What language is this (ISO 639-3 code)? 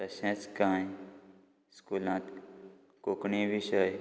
kok